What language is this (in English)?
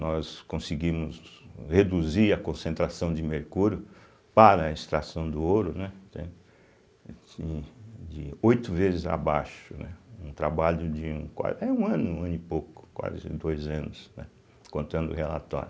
Portuguese